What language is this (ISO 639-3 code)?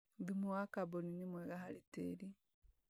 kik